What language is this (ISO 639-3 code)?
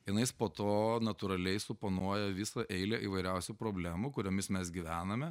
lit